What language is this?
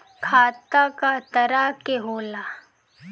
Bhojpuri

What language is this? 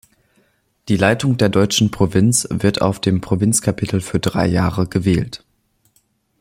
German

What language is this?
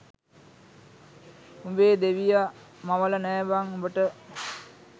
Sinhala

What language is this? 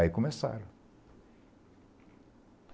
Portuguese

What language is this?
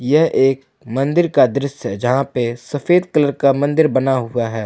Hindi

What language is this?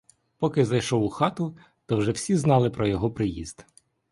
Ukrainian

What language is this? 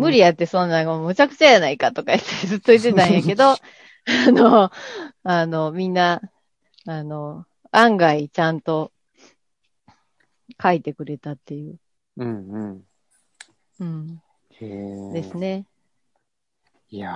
Japanese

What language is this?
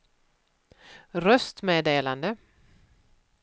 Swedish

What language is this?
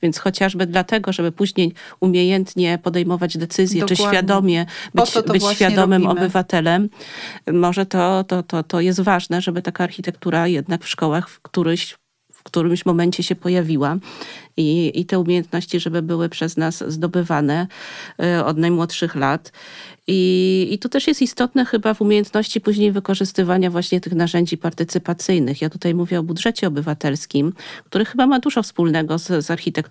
Polish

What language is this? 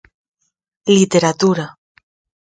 Galician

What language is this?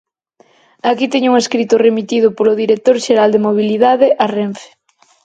Galician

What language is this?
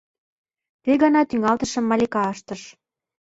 Mari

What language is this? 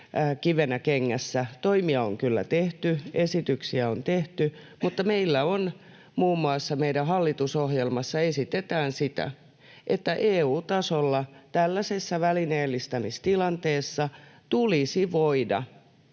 Finnish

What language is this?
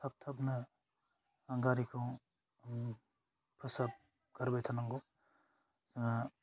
Bodo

